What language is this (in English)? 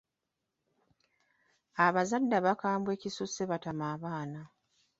Ganda